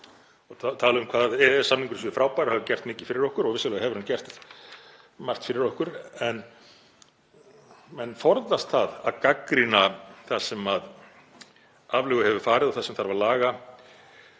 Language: Icelandic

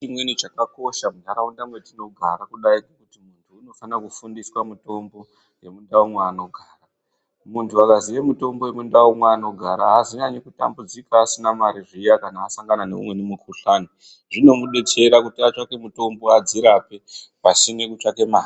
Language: Ndau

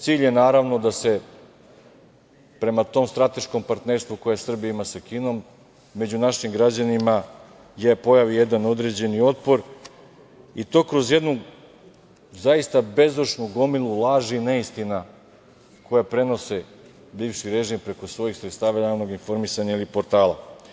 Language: Serbian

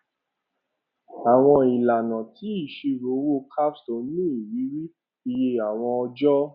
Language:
Yoruba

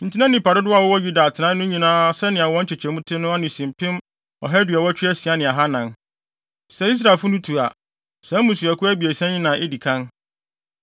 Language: Akan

